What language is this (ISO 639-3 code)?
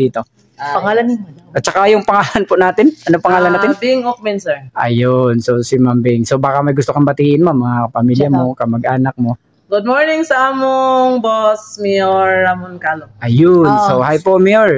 fil